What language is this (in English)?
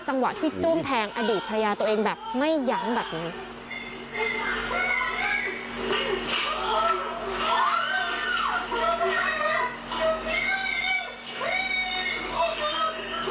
Thai